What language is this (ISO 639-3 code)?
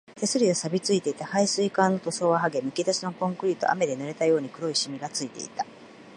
jpn